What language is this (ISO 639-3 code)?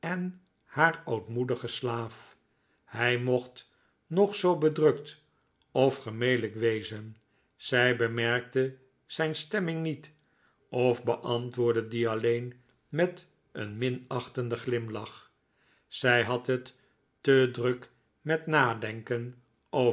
nld